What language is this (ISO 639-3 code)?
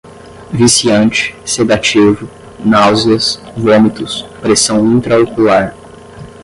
por